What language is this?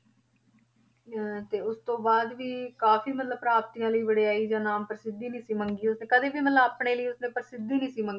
Punjabi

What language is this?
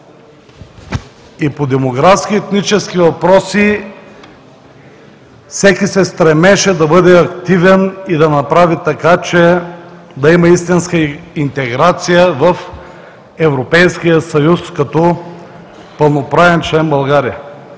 Bulgarian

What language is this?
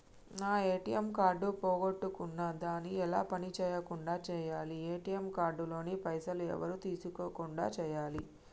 Telugu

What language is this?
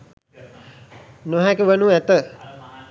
Sinhala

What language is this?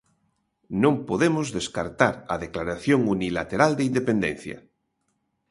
Galician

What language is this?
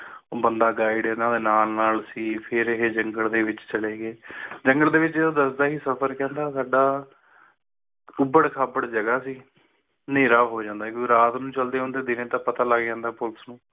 Punjabi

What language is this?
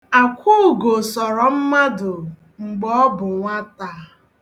Igbo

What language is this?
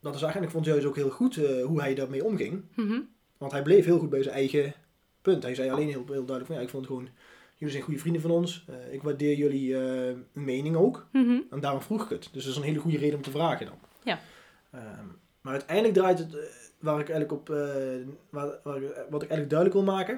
Dutch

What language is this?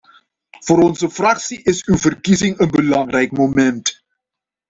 Dutch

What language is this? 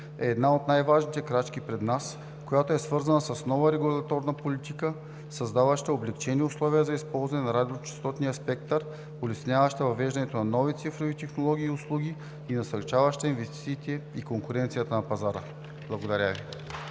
Bulgarian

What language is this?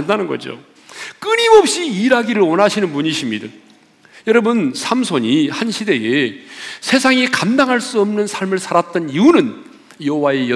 Korean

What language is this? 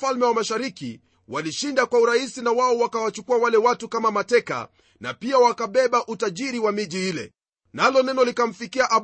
Swahili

